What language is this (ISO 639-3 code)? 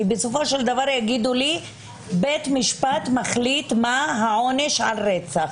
heb